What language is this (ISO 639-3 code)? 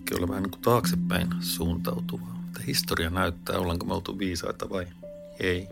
fin